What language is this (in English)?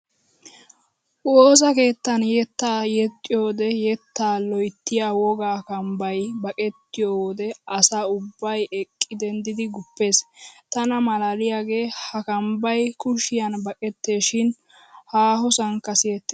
Wolaytta